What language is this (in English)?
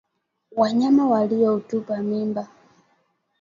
Swahili